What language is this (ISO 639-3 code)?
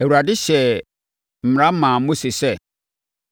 aka